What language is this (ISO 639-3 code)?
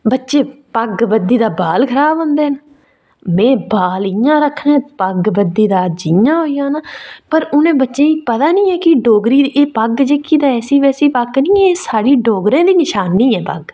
doi